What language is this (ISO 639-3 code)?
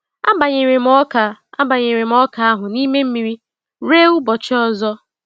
ibo